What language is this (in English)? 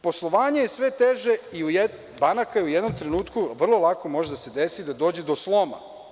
Serbian